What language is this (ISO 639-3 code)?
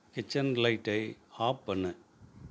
tam